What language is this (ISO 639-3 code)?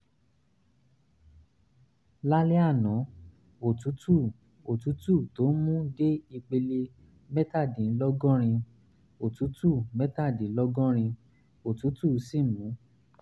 yor